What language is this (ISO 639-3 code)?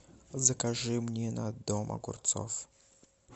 rus